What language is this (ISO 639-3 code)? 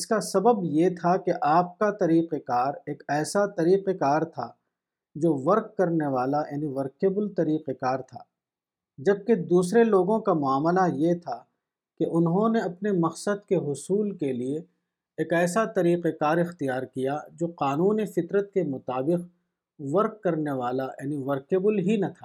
urd